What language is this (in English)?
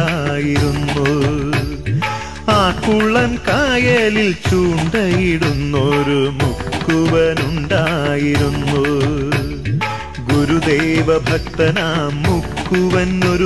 Arabic